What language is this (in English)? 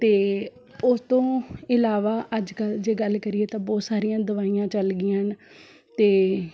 Punjabi